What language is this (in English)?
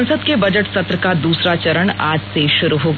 Hindi